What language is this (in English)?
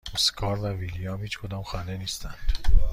Persian